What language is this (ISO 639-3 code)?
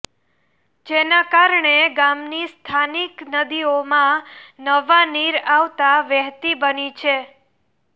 guj